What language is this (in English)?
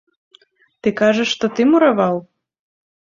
Belarusian